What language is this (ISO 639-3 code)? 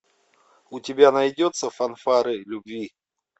rus